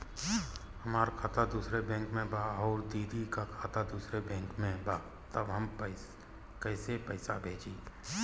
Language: Bhojpuri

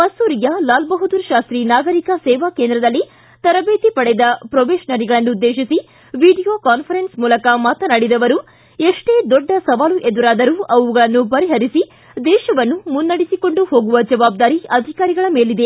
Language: Kannada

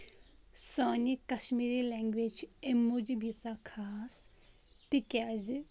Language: Kashmiri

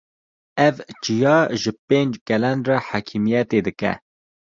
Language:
Kurdish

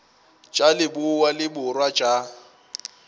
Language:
Northern Sotho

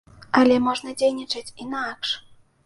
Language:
Belarusian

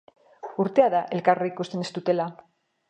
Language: Basque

